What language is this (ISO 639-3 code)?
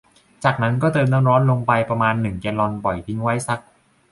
tha